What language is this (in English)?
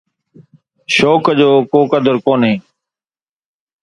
Sindhi